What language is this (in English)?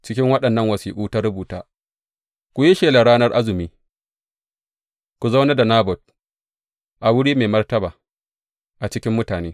Hausa